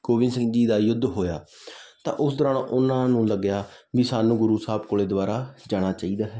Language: Punjabi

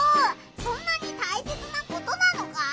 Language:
Japanese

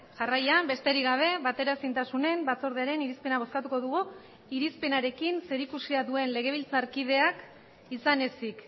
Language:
Basque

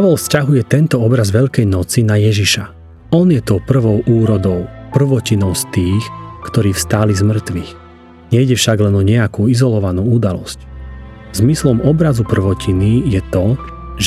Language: Slovak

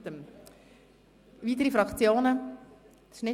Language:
Swiss German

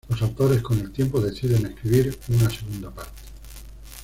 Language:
Spanish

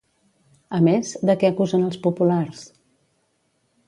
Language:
Catalan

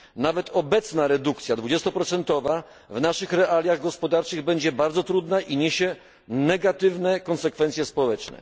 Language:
Polish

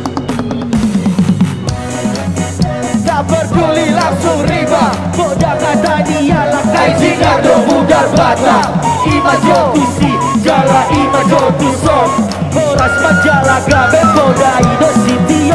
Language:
Indonesian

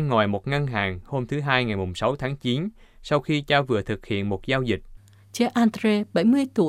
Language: Vietnamese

